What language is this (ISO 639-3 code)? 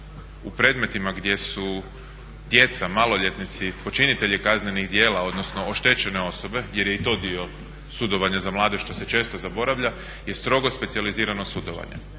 hrv